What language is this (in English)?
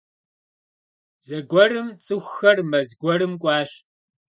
Kabardian